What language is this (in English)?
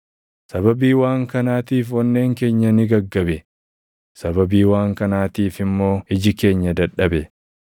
Oromo